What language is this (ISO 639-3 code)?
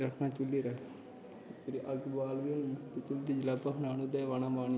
doi